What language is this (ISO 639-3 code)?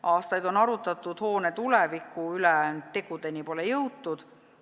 est